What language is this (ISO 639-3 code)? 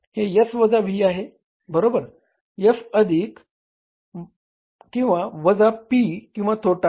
mar